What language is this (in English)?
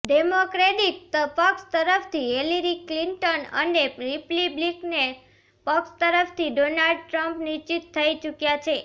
Gujarati